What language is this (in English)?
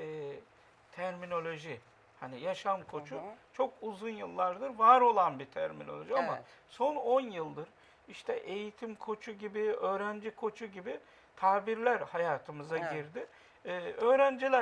Turkish